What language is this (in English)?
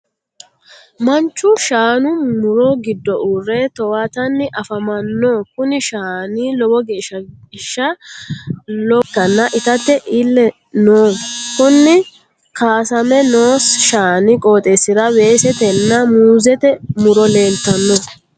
Sidamo